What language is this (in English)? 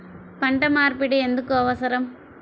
Telugu